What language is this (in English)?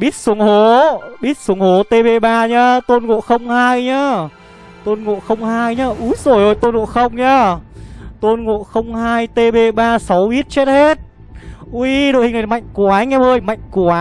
Vietnamese